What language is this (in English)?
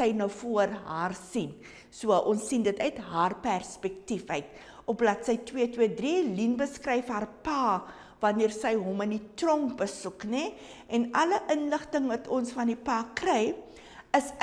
Dutch